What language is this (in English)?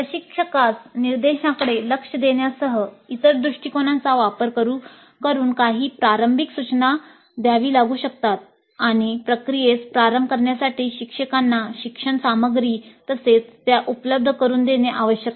Marathi